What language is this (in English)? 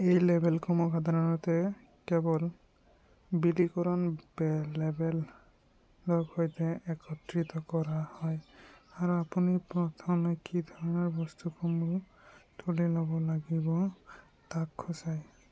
Assamese